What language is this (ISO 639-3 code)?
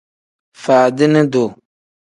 kdh